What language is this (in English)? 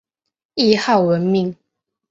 Chinese